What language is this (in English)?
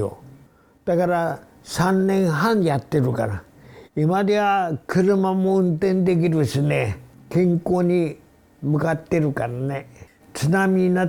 Japanese